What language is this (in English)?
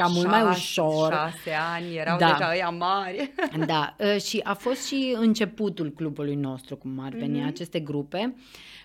Romanian